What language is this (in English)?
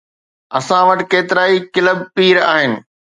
Sindhi